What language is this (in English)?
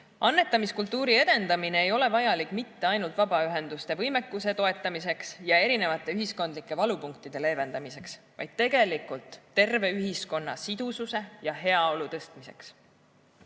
Estonian